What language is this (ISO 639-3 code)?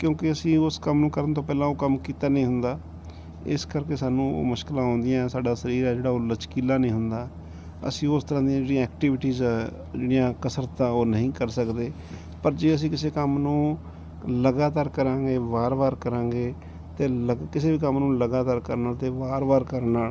pan